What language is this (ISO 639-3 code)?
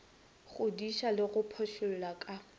nso